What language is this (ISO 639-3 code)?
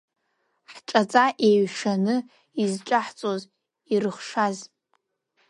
abk